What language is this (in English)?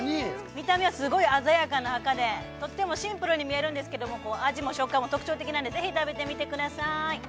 Japanese